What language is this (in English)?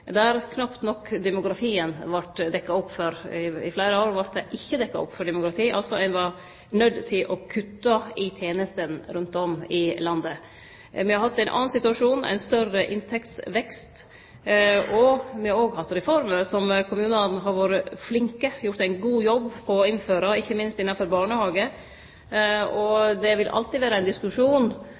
Norwegian Nynorsk